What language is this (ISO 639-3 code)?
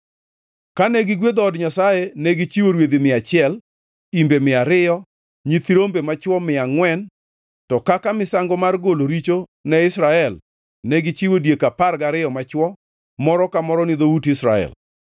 luo